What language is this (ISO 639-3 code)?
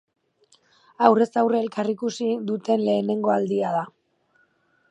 eus